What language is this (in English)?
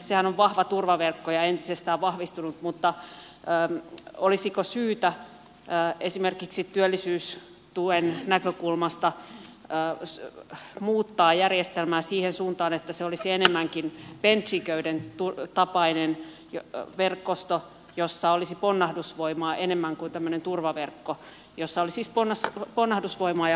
Finnish